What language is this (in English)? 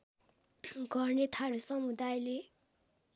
Nepali